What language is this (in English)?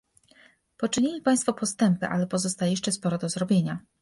Polish